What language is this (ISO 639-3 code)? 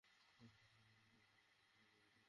ben